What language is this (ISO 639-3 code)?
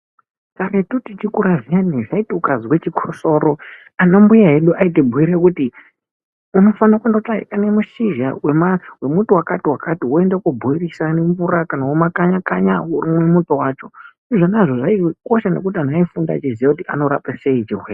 ndc